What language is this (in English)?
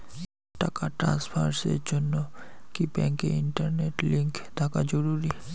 Bangla